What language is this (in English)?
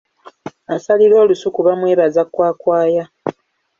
Ganda